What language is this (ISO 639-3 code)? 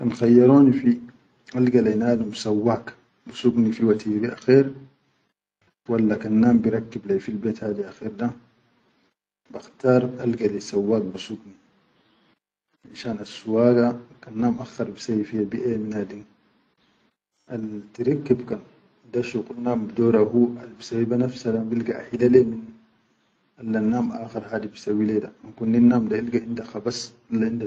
shu